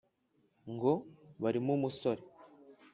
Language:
Kinyarwanda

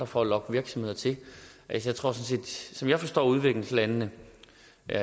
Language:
Danish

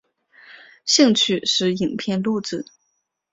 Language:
Chinese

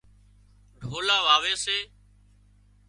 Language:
Wadiyara Koli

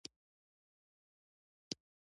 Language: Pashto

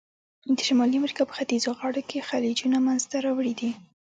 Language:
Pashto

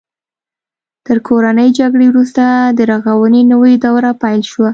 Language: Pashto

